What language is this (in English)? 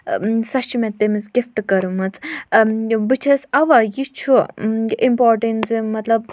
Kashmiri